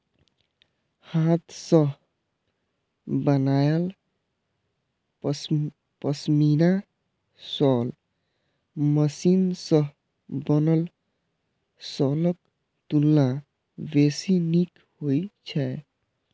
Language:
Maithili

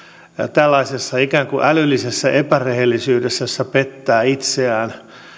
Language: Finnish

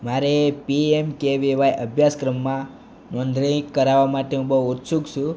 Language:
Gujarati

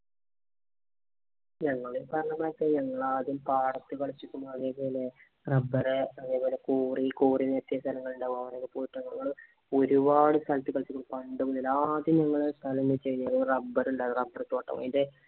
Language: Malayalam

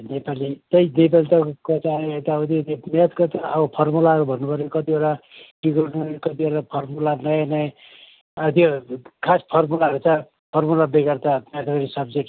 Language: Nepali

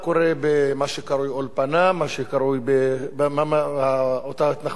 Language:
Hebrew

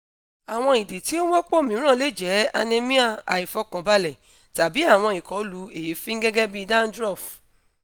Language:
Yoruba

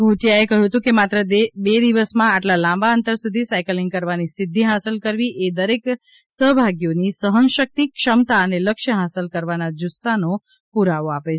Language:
Gujarati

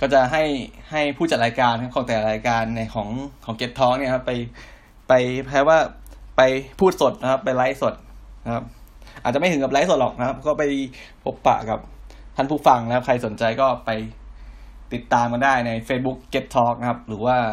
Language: Thai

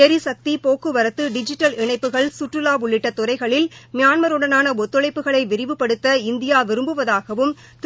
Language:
Tamil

